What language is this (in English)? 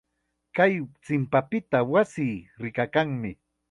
Chiquián Ancash Quechua